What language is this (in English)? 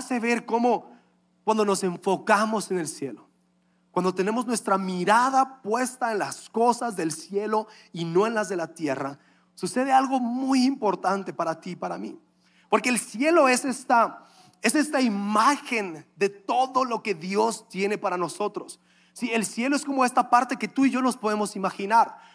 Spanish